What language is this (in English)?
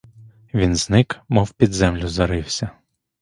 Ukrainian